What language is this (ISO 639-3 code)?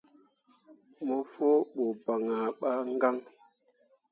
mua